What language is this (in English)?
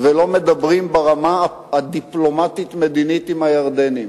Hebrew